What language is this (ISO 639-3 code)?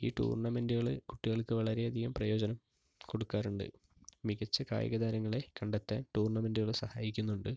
mal